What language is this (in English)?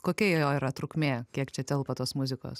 Lithuanian